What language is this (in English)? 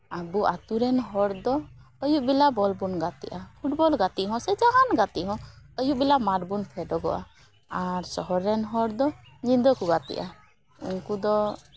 Santali